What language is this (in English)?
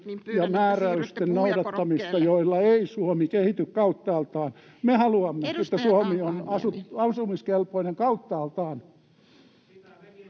Finnish